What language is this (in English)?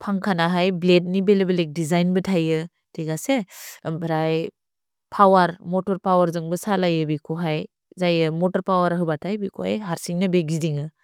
Bodo